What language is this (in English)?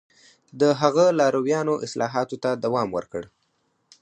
Pashto